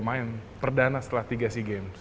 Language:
Indonesian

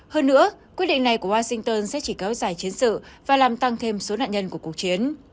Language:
Vietnamese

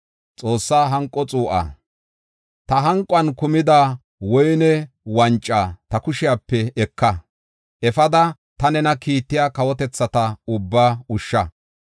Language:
Gofa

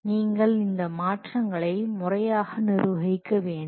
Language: Tamil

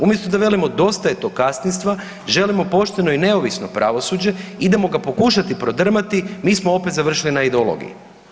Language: Croatian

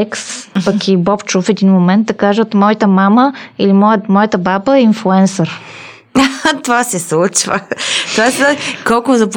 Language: Bulgarian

